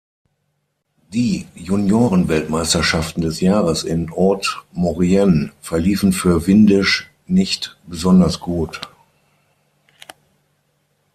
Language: German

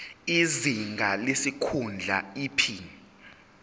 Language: Zulu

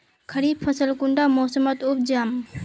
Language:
Magahi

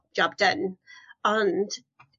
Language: Welsh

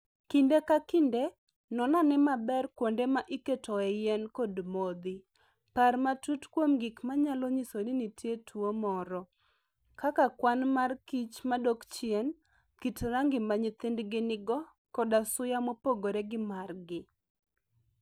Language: Luo (Kenya and Tanzania)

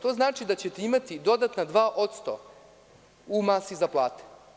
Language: Serbian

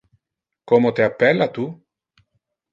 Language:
Interlingua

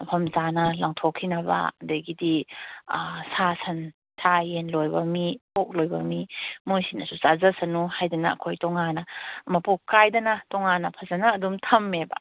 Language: Manipuri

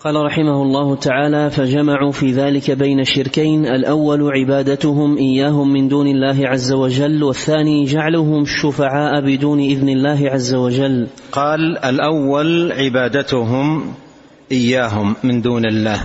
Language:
Arabic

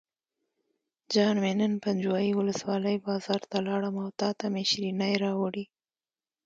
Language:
Pashto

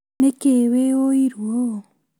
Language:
Kikuyu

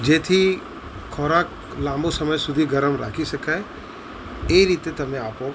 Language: Gujarati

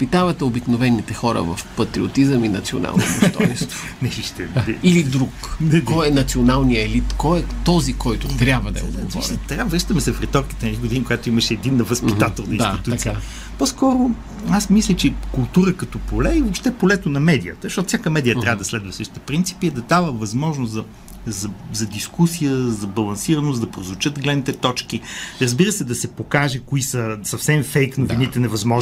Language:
Bulgarian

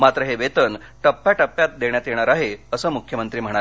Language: Marathi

